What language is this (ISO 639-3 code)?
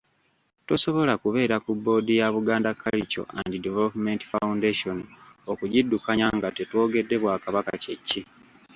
lug